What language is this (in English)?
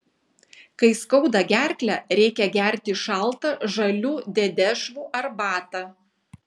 Lithuanian